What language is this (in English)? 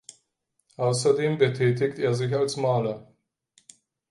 German